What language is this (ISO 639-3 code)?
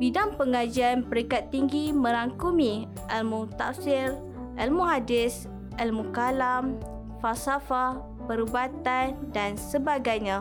msa